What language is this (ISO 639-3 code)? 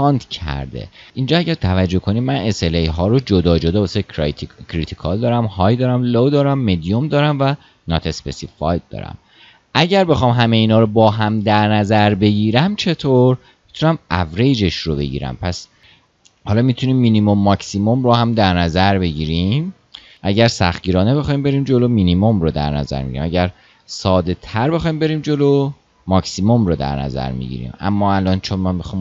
fas